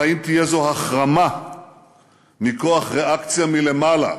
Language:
Hebrew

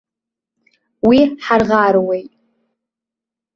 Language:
Abkhazian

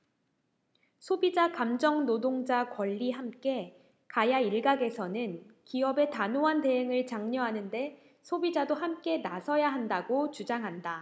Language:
Korean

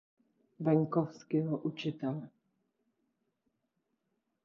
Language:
Czech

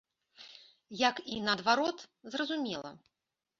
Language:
Belarusian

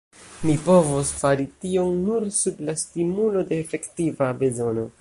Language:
Esperanto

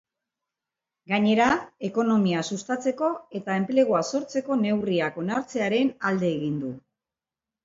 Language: Basque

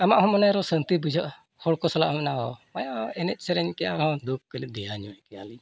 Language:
Santali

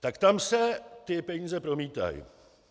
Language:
Czech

